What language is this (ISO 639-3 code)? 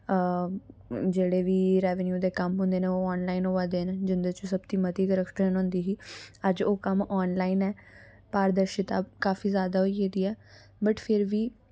doi